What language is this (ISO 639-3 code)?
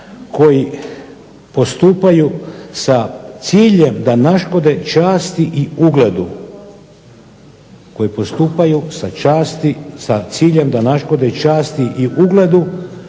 hrv